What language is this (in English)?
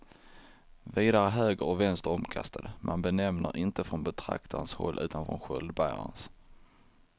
Swedish